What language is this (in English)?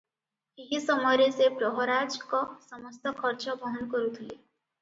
Odia